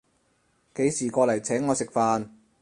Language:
Cantonese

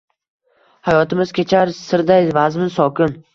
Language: Uzbek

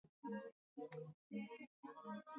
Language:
Swahili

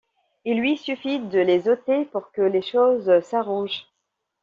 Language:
French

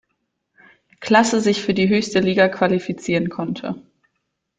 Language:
German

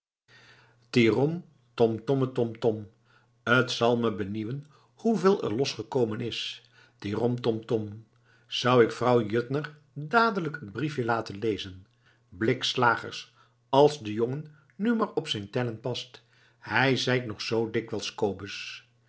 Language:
Dutch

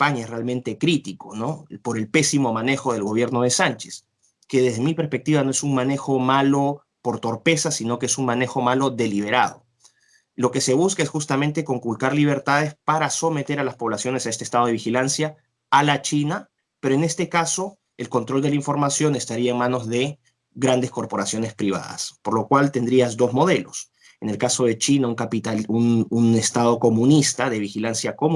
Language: Spanish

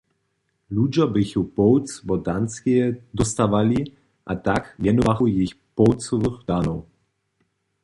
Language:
Upper Sorbian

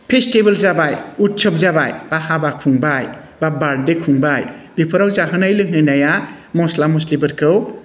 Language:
Bodo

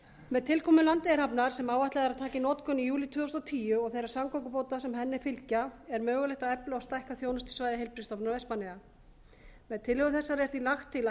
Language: Icelandic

